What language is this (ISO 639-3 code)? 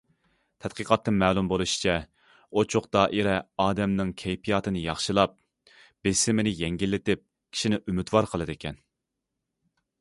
uig